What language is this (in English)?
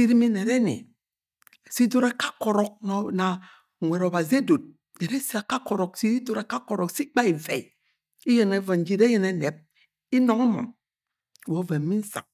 Agwagwune